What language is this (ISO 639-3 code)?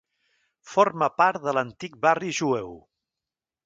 cat